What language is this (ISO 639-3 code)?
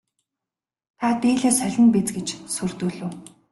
mon